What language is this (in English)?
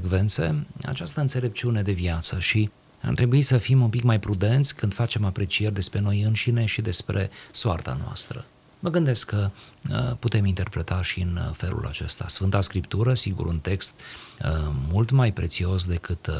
Romanian